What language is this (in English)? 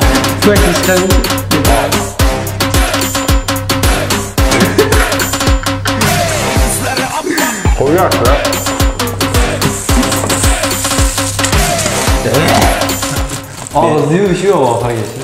Turkish